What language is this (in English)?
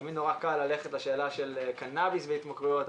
Hebrew